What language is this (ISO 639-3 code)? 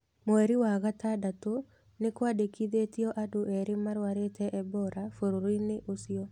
kik